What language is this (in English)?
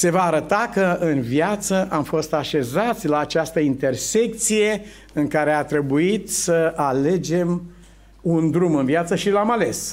Romanian